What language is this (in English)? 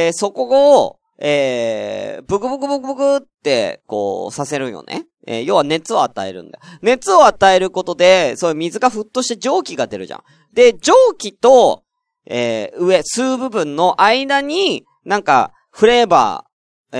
Japanese